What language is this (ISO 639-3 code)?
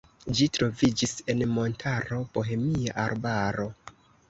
epo